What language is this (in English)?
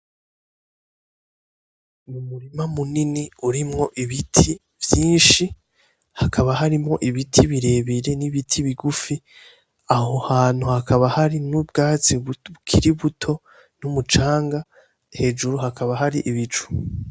Rundi